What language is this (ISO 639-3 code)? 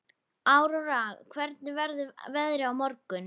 isl